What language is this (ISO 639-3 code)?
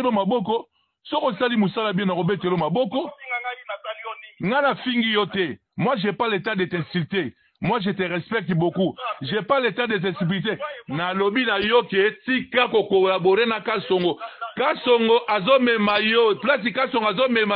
fra